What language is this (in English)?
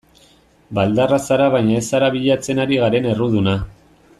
Basque